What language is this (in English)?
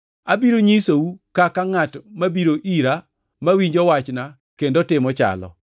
Luo (Kenya and Tanzania)